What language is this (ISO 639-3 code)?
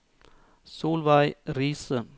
nor